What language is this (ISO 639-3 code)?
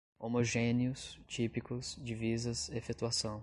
por